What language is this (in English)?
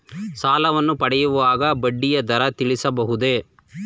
Kannada